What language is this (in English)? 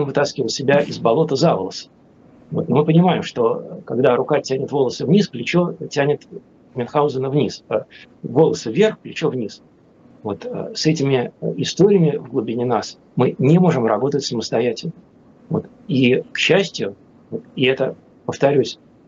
Russian